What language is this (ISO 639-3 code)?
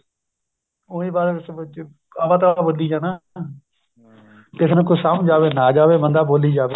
pan